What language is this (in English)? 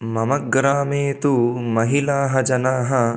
Sanskrit